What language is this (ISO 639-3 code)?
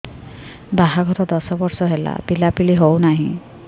ori